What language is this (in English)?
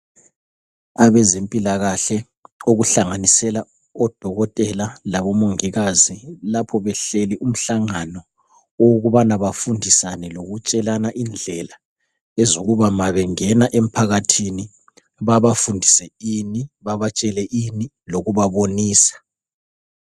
North Ndebele